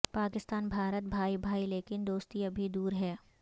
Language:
Urdu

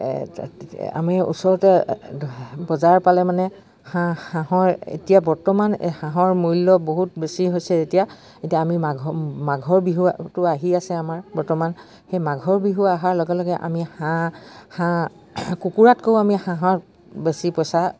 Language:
Assamese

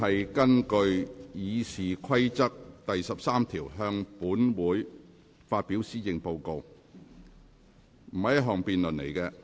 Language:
Cantonese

